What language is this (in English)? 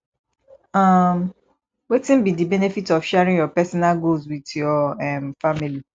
Nigerian Pidgin